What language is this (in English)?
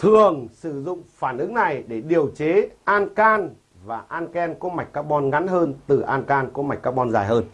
Vietnamese